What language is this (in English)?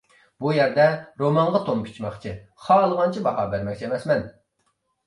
Uyghur